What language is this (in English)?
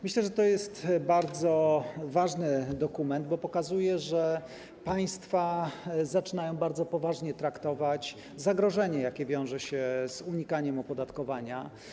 Polish